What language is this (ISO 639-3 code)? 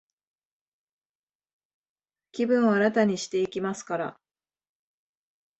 jpn